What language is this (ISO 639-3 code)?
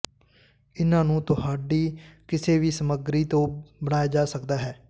pan